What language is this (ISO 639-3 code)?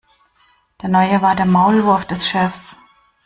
deu